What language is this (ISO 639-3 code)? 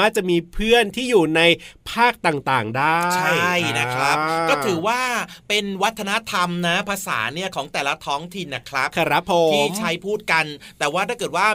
tha